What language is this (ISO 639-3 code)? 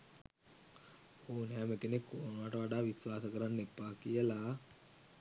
sin